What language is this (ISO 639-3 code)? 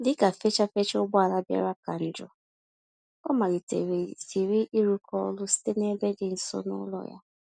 ibo